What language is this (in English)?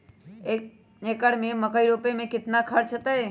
Magahi